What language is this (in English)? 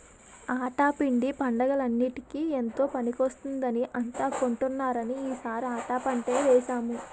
Telugu